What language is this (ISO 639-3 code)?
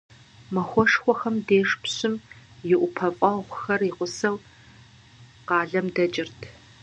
kbd